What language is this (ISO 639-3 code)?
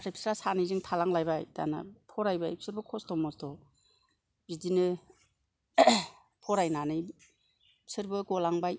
brx